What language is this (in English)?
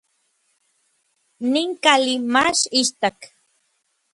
Orizaba Nahuatl